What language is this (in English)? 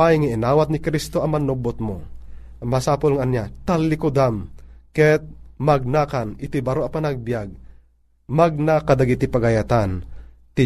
Filipino